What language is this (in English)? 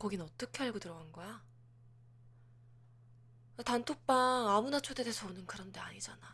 Korean